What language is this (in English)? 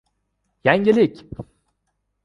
Uzbek